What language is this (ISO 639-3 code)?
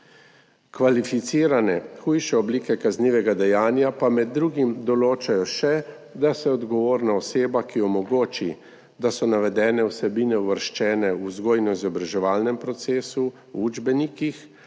slv